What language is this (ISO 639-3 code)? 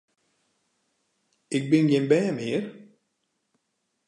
fry